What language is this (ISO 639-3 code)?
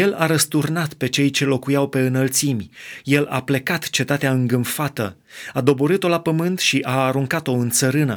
ron